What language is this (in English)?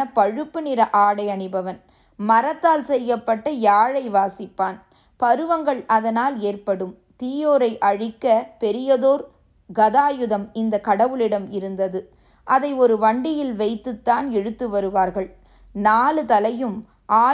Tamil